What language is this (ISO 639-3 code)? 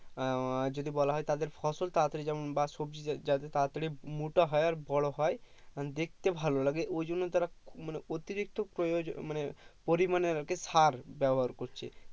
ben